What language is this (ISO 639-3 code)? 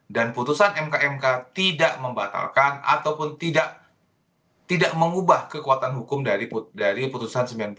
ind